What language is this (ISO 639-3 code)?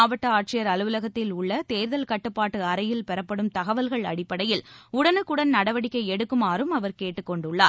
tam